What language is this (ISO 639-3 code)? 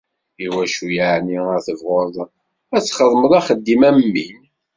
kab